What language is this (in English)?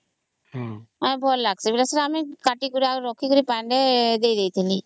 Odia